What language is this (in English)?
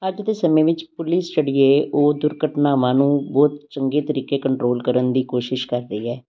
Punjabi